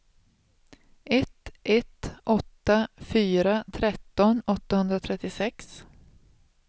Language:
Swedish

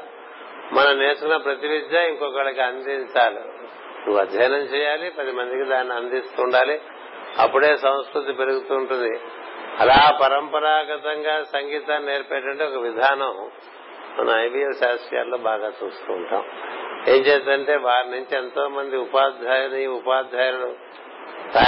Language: Telugu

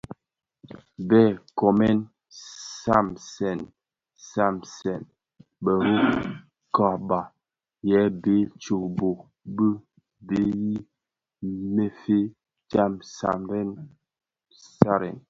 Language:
Bafia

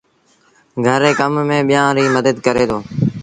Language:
Sindhi Bhil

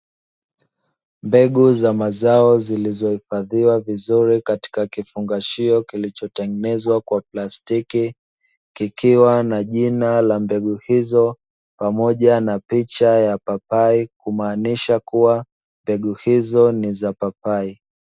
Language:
Swahili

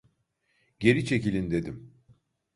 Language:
Turkish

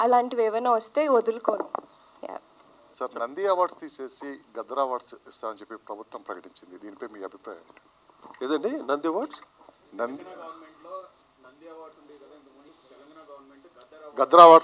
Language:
Telugu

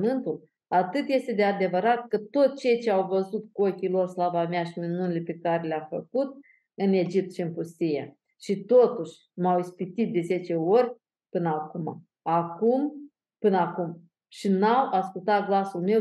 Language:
Romanian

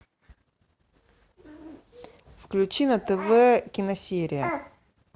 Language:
Russian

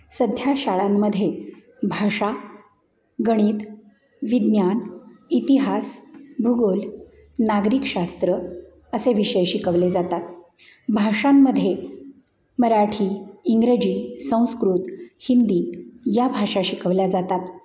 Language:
Marathi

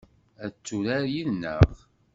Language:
Kabyle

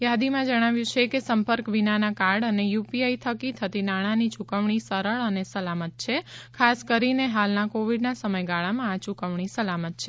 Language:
Gujarati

